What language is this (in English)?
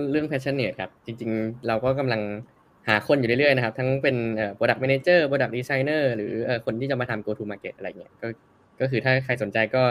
Thai